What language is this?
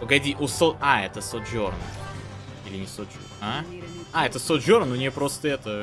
Russian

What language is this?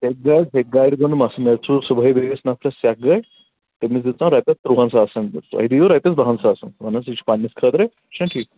Kashmiri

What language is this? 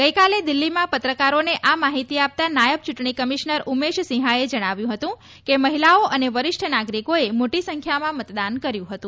Gujarati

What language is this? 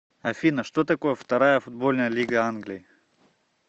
Russian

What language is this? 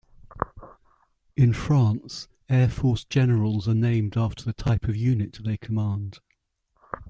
English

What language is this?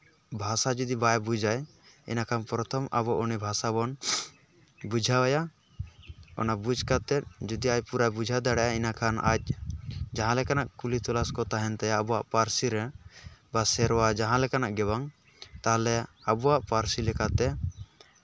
Santali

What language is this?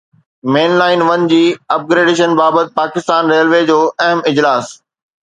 Sindhi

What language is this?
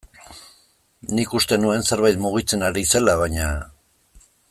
Basque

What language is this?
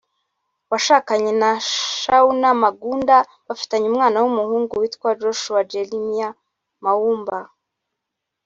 Kinyarwanda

